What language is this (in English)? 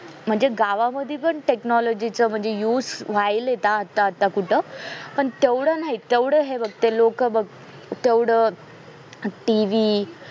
Marathi